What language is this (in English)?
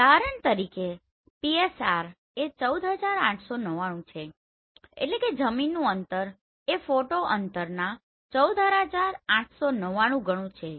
Gujarati